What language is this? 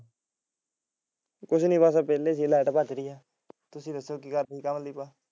Punjabi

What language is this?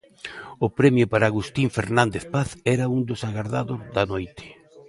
Galician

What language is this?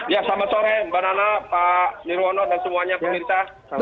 Indonesian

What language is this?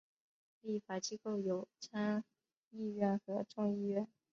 Chinese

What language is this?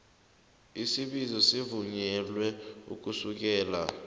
South Ndebele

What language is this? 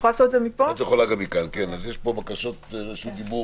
Hebrew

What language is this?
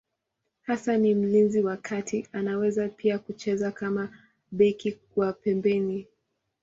Swahili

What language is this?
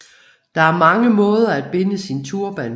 Danish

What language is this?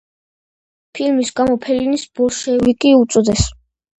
Georgian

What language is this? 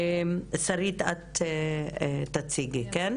Hebrew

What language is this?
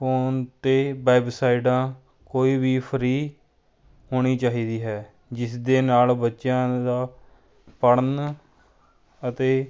Punjabi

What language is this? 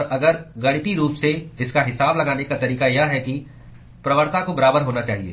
Hindi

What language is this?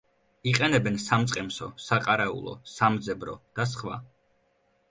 Georgian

